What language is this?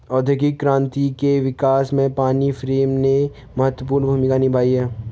Hindi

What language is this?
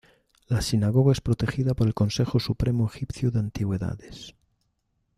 Spanish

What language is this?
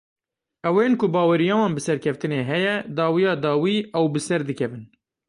Kurdish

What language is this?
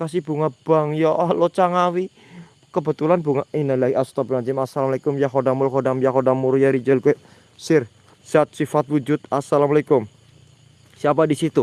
Indonesian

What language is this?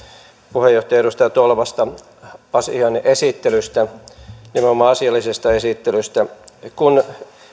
Finnish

